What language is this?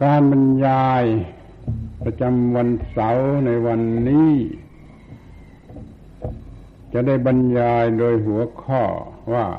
Thai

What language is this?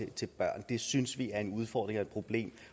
Danish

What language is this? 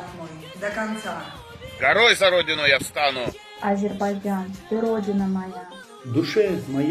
Russian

